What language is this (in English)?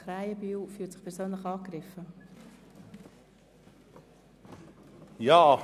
Swiss German